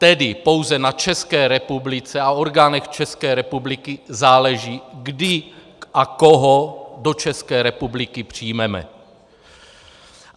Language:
Czech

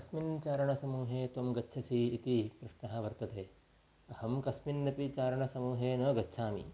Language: Sanskrit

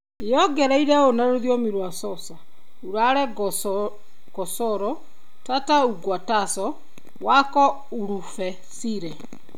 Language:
Kikuyu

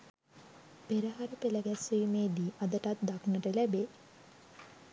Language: Sinhala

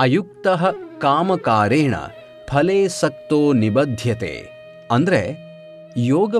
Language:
Kannada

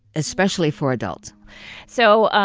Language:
English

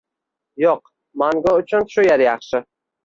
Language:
Uzbek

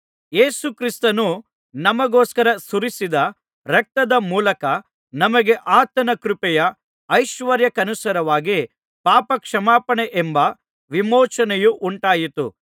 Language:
Kannada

